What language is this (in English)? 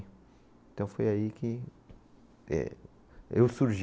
Portuguese